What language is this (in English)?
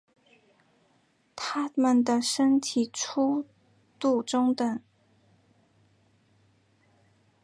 Chinese